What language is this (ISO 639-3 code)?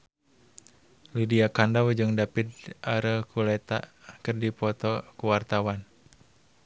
sun